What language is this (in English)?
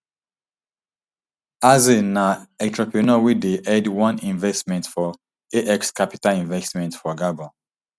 Nigerian Pidgin